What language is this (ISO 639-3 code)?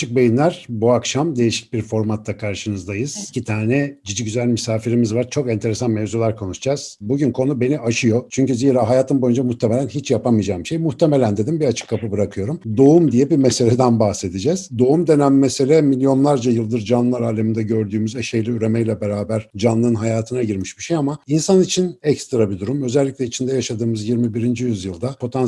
tur